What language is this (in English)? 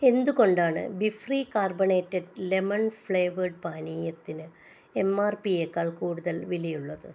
Malayalam